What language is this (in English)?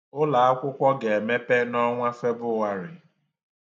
Igbo